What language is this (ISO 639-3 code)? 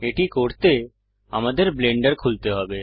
ben